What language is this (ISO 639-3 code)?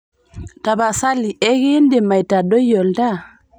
mas